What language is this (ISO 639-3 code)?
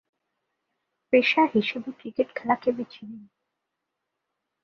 ben